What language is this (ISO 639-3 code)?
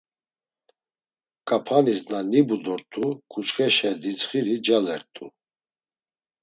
lzz